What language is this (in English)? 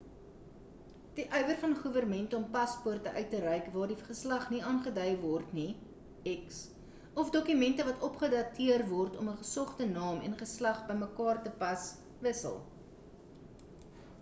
Afrikaans